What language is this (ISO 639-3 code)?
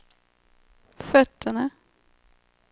swe